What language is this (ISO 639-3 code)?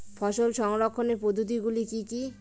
ben